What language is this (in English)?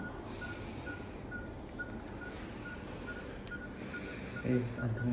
Indonesian